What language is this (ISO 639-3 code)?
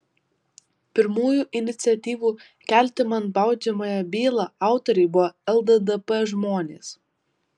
lit